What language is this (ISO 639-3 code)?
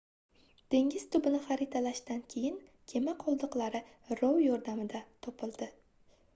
uzb